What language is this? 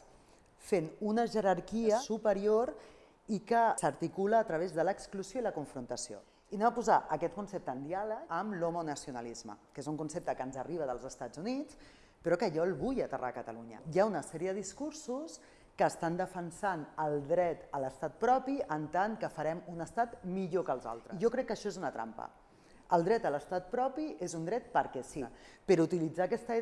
Catalan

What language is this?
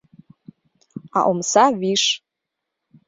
Mari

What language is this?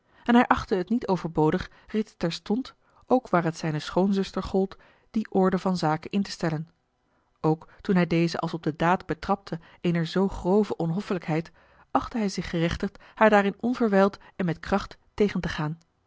Dutch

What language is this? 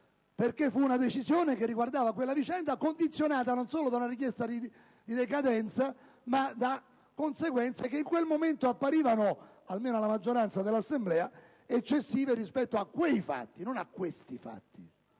Italian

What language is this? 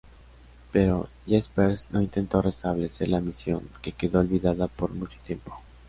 Spanish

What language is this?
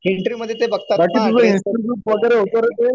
Marathi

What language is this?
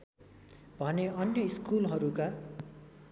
Nepali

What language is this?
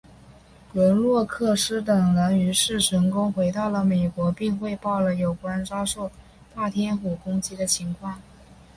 Chinese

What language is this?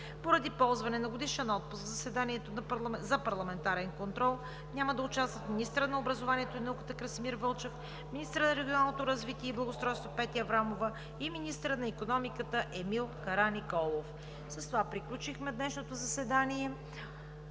Bulgarian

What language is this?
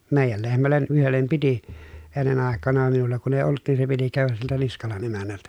Finnish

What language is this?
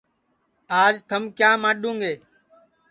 Sansi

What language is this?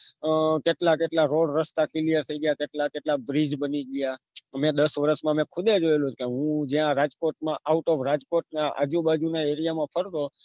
Gujarati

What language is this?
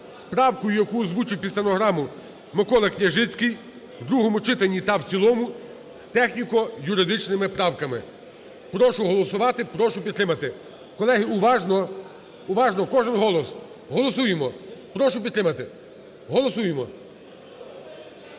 Ukrainian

